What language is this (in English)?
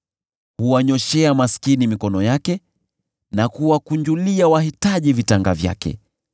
Swahili